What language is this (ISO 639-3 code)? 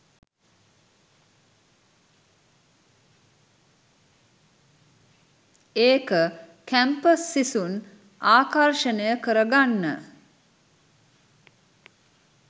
sin